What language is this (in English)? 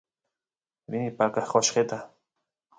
Santiago del Estero Quichua